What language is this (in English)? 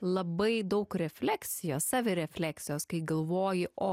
Lithuanian